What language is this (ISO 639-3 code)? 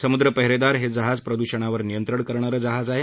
mar